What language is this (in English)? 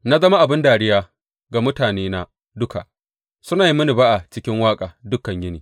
Hausa